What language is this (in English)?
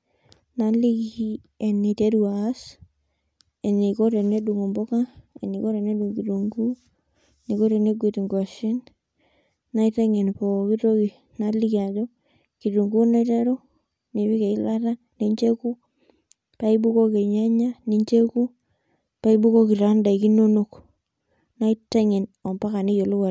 Masai